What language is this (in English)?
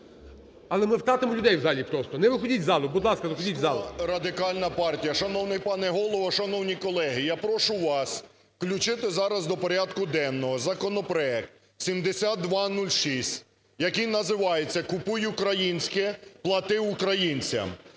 Ukrainian